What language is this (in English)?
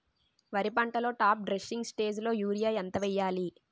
Telugu